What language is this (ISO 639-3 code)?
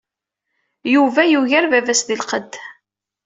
kab